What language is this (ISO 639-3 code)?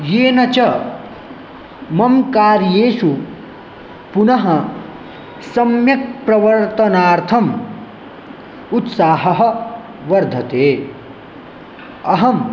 san